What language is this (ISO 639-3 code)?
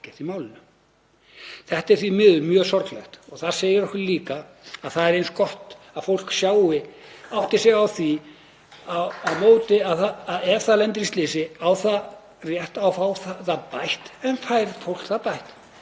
isl